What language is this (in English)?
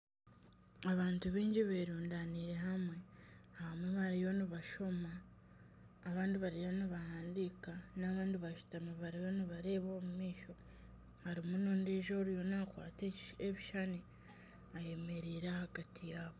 Nyankole